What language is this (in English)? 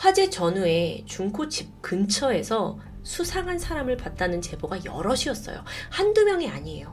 Korean